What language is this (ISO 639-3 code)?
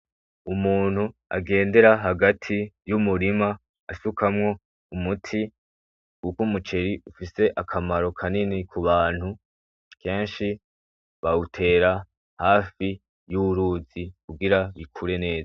run